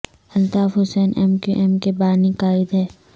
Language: Urdu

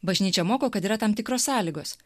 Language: Lithuanian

